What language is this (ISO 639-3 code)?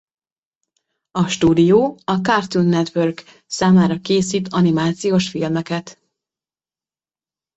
hun